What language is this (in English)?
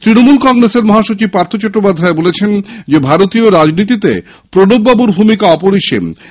Bangla